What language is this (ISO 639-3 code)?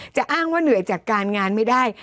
tha